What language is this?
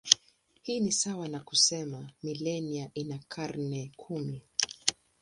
Swahili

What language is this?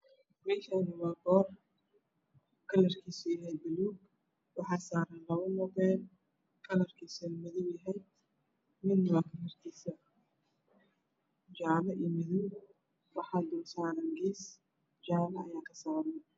Somali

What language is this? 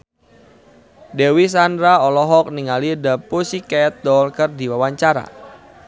Sundanese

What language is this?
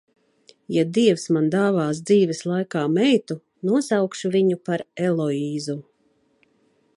Latvian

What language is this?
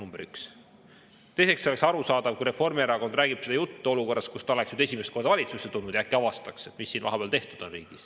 Estonian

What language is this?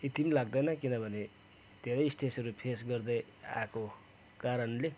Nepali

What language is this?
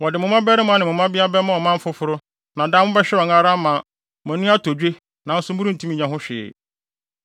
Akan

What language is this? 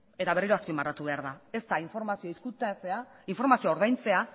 Basque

